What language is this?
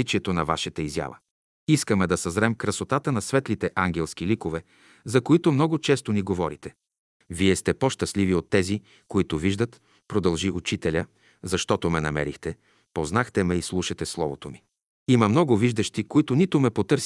Bulgarian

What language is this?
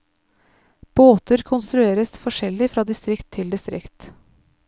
Norwegian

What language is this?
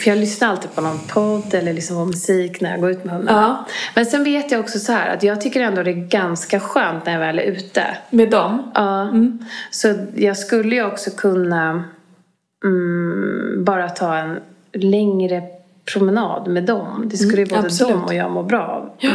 Swedish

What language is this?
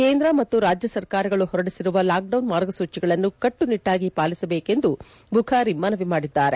Kannada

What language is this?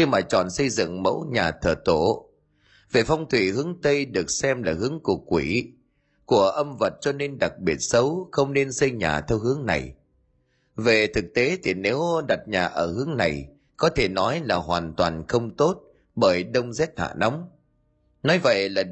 Vietnamese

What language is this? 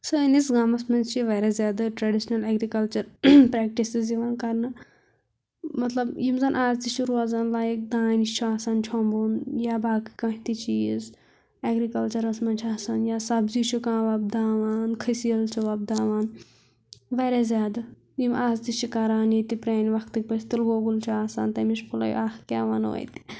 Kashmiri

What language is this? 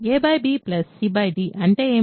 Telugu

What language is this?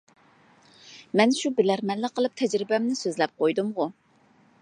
Uyghur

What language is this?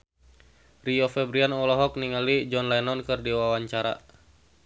Sundanese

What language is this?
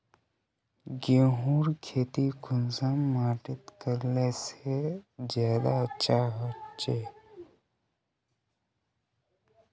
Magahi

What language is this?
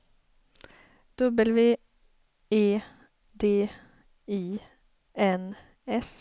Swedish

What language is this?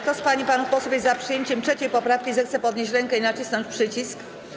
Polish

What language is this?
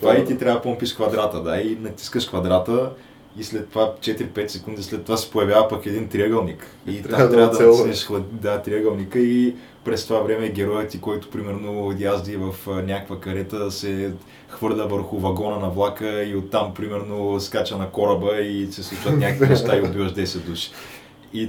Bulgarian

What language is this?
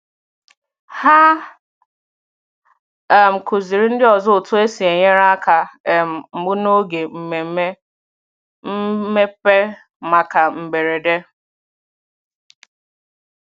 Igbo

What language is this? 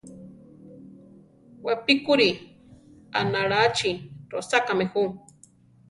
Central Tarahumara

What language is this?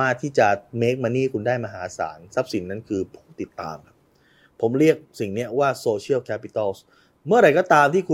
Thai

